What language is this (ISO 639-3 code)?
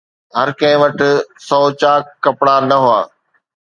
snd